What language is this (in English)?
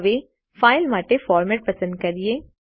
Gujarati